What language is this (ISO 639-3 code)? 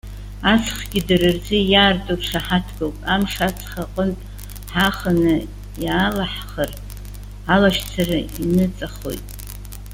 abk